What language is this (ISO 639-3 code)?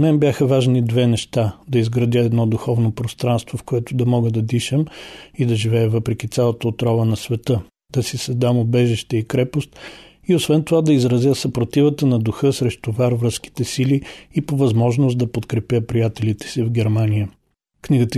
bul